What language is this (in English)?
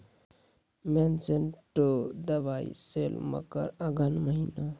Maithili